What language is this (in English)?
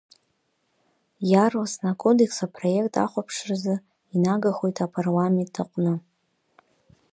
Abkhazian